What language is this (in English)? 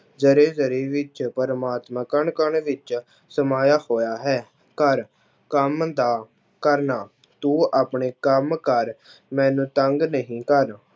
Punjabi